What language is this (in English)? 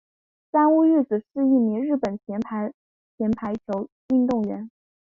Chinese